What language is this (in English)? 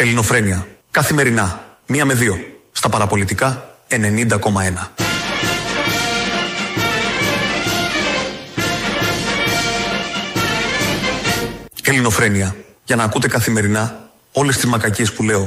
Greek